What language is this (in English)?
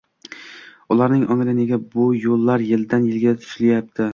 Uzbek